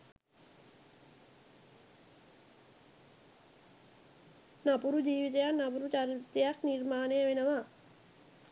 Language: Sinhala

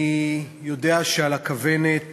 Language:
Hebrew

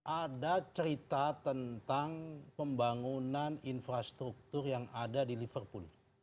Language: Indonesian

